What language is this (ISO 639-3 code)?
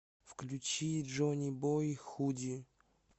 rus